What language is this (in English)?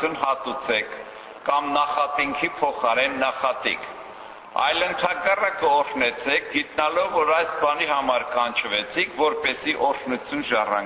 Romanian